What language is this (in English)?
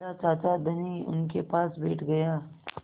Hindi